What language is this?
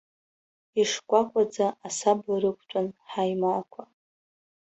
Abkhazian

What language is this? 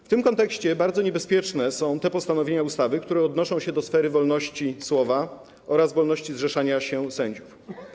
Polish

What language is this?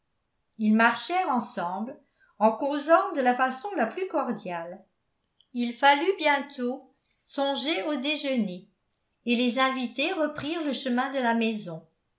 French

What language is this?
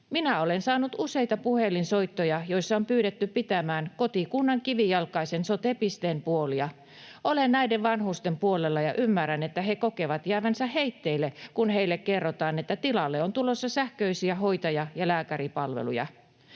Finnish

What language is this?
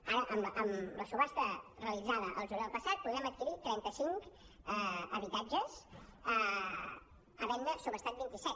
Catalan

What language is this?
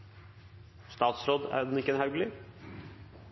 Norwegian Bokmål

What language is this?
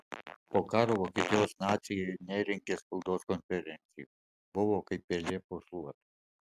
Lithuanian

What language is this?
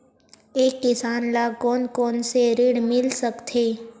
Chhattisgarhi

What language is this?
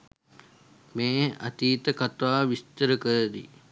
Sinhala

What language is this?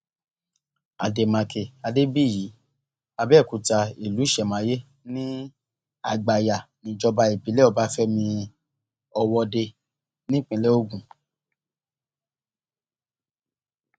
Yoruba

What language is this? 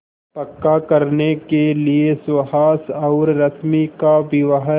Hindi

